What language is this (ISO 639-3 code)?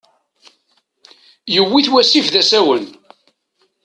kab